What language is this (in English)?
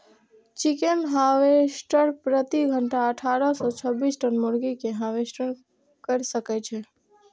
Maithili